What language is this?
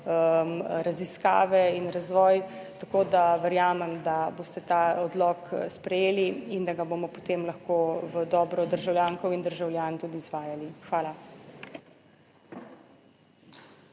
Slovenian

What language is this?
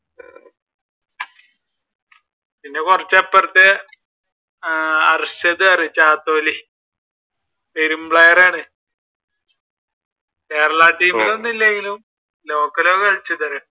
Malayalam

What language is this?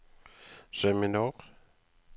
Norwegian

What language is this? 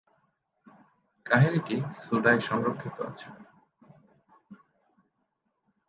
Bangla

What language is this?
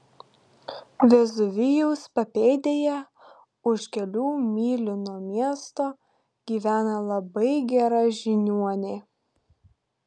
Lithuanian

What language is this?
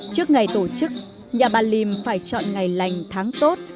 Vietnamese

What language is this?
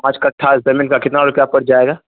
Urdu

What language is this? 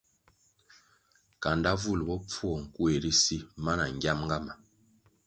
Kwasio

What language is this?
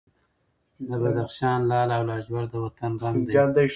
Pashto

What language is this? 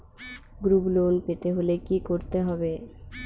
Bangla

